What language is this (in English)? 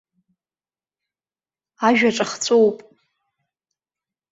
Abkhazian